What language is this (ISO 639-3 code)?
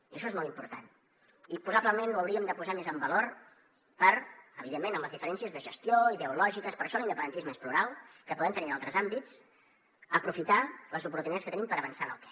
cat